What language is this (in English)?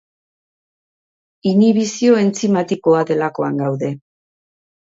Basque